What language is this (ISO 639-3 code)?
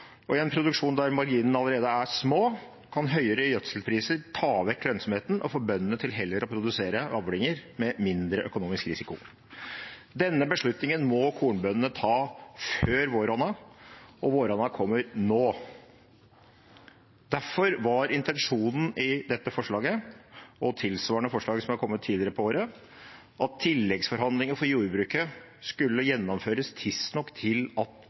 nob